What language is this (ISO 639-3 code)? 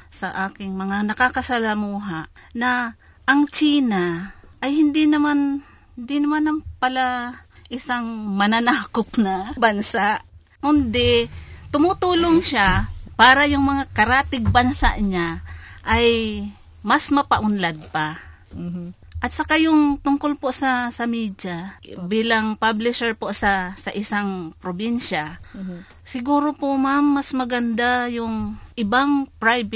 fil